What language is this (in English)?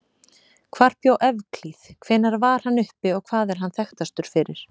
Icelandic